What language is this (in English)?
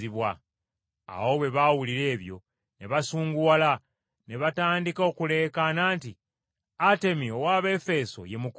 Ganda